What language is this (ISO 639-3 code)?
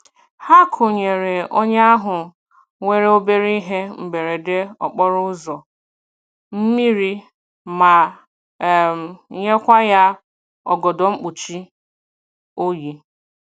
ibo